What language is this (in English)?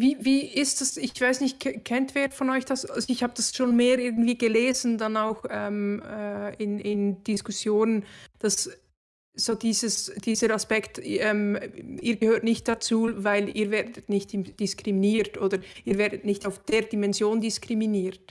German